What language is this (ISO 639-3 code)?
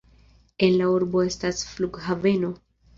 epo